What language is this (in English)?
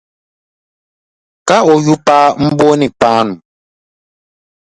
Dagbani